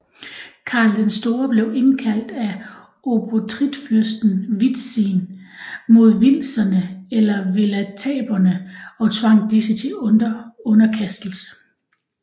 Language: Danish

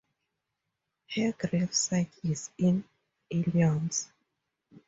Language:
English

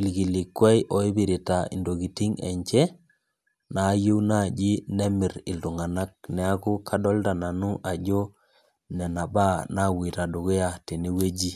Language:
Masai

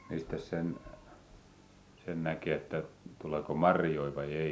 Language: Finnish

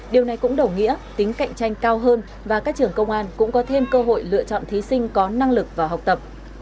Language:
Vietnamese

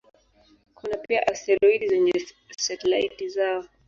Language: Swahili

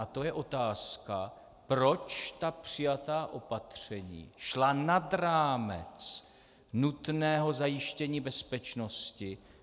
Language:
Czech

